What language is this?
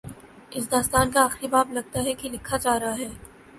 Urdu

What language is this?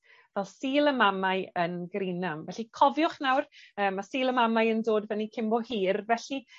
Welsh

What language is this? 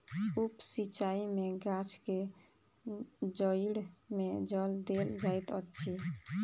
Maithili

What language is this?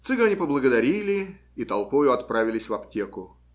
Russian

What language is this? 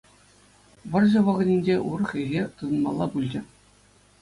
Chuvash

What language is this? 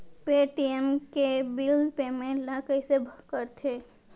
Chhattisgarhi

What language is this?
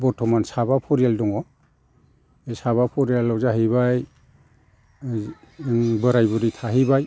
Bodo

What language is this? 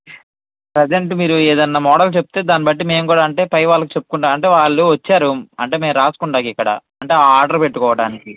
Telugu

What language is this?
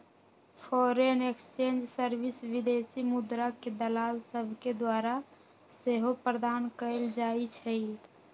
Magahi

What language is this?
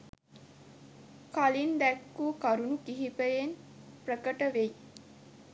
Sinhala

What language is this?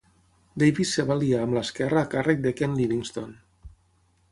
Catalan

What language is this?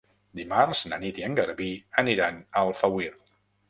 Catalan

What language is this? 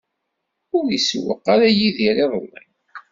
Kabyle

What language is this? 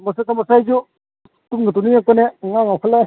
Manipuri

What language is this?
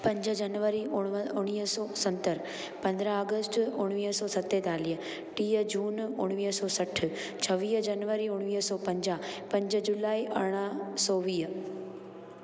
Sindhi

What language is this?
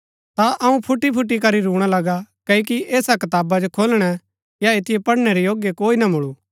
Gaddi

